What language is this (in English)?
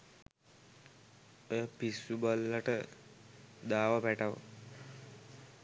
Sinhala